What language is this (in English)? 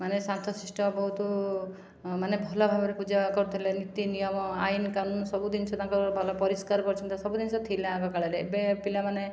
Odia